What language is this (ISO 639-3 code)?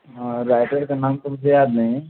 urd